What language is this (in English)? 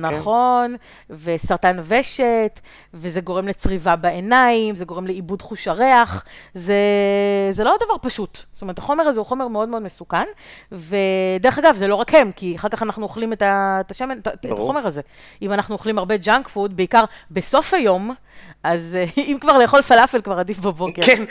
Hebrew